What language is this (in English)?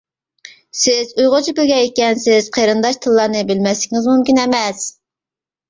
Uyghur